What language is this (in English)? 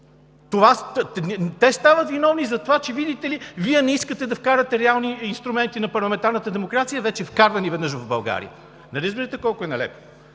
Bulgarian